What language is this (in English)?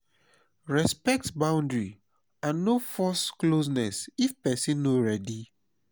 Nigerian Pidgin